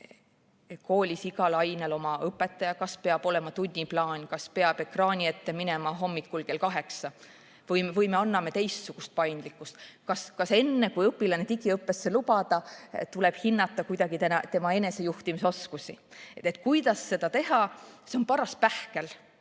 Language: Estonian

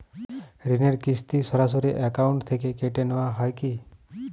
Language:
Bangla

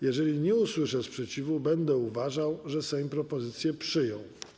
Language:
Polish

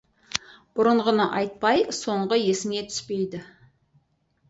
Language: Kazakh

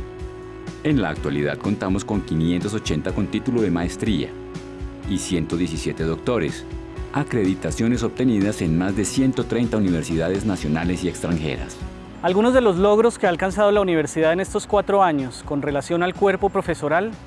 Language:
Spanish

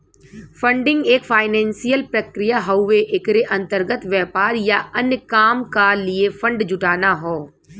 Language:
Bhojpuri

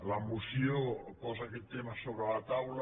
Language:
Catalan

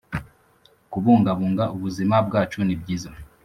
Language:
Kinyarwanda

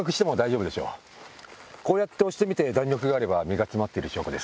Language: Japanese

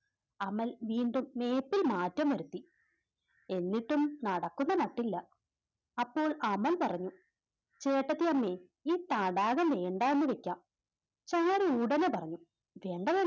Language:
Malayalam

